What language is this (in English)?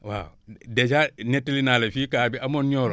Wolof